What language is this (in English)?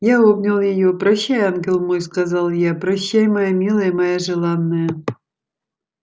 Russian